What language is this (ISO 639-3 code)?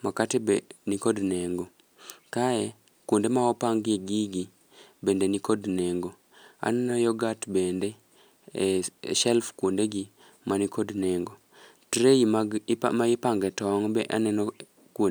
luo